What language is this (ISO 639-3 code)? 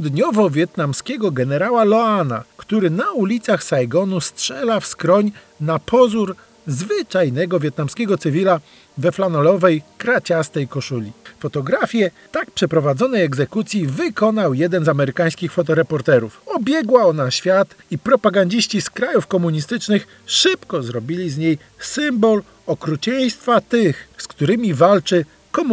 pol